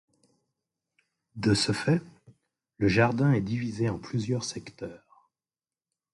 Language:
French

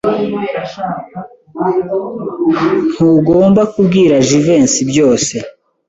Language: Kinyarwanda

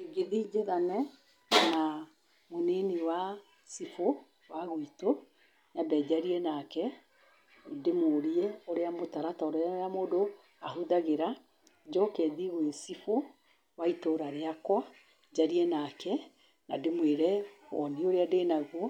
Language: Kikuyu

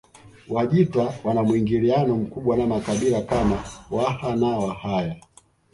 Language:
Swahili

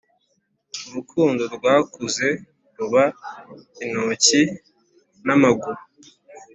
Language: Kinyarwanda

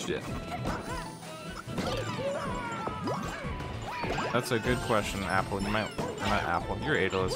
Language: English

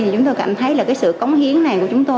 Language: Vietnamese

